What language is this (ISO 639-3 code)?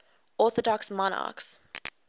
eng